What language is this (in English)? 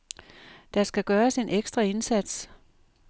Danish